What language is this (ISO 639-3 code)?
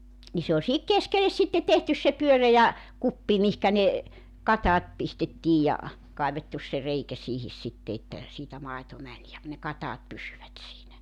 fin